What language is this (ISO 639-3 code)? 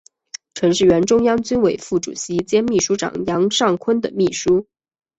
zho